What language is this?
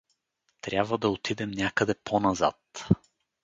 Bulgarian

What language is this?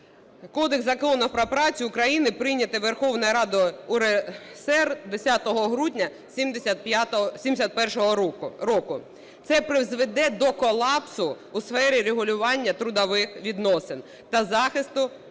Ukrainian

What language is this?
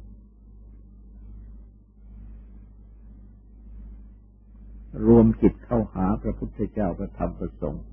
Thai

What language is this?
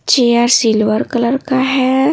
Hindi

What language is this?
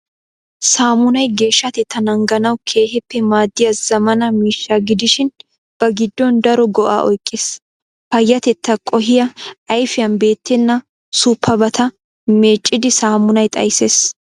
Wolaytta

